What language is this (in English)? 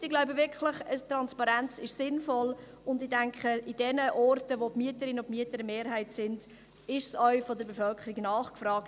Swiss German